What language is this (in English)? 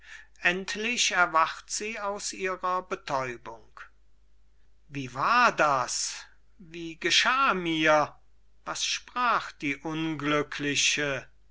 German